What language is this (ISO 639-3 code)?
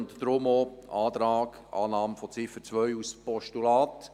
gsw